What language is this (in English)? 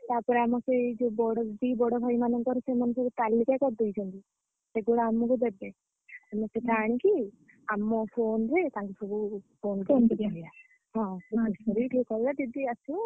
Odia